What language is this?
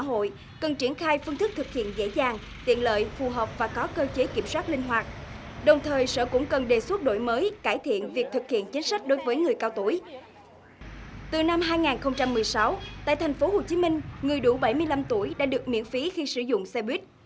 Vietnamese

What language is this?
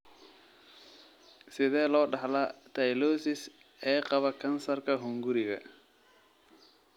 Somali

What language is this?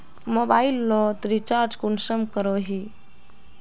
Magahi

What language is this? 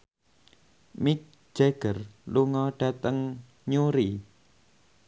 Javanese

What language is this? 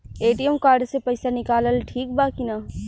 Bhojpuri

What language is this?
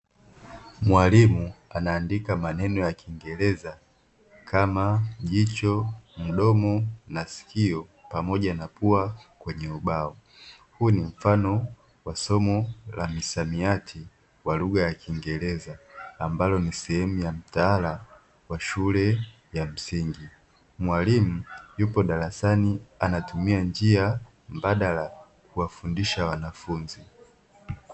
Swahili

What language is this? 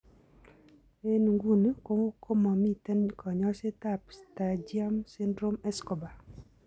Kalenjin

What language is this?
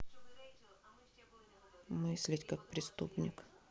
Russian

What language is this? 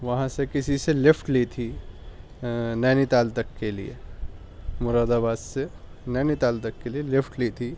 Urdu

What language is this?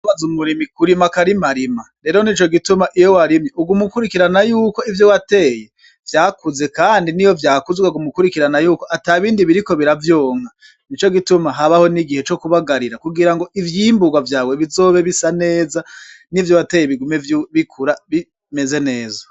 Rundi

